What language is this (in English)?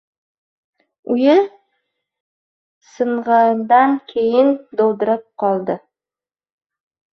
Uzbek